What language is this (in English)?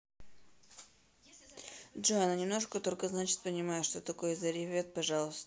Russian